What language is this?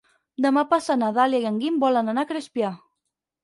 Catalan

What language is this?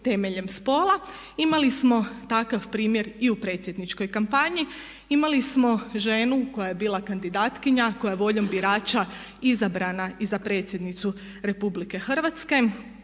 Croatian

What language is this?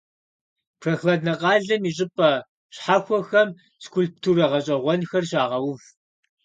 Kabardian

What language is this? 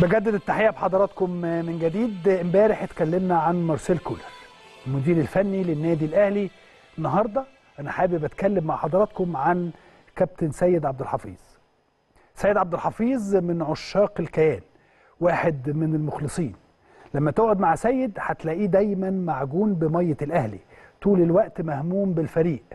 Arabic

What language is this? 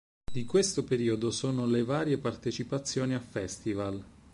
Italian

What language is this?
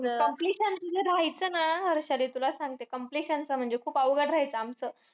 Marathi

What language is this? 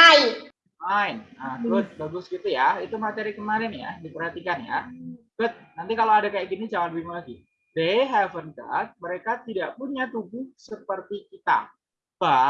Indonesian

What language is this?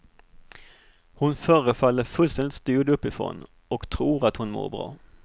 Swedish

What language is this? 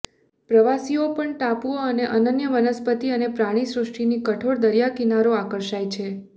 Gujarati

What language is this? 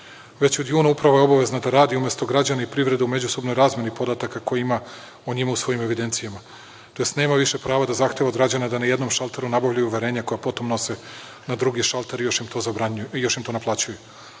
Serbian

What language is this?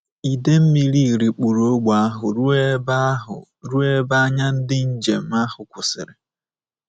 Igbo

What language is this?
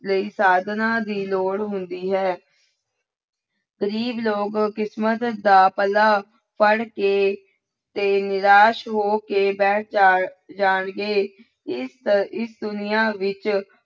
Punjabi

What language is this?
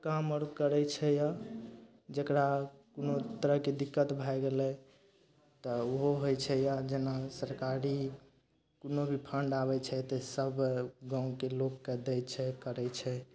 Maithili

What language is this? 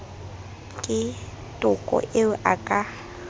Southern Sotho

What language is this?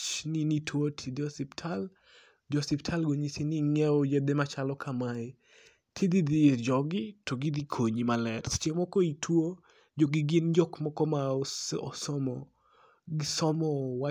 Luo (Kenya and Tanzania)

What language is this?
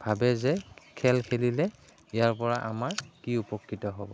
Assamese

